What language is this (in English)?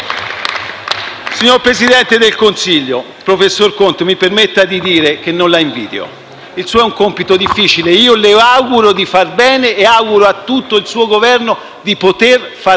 Italian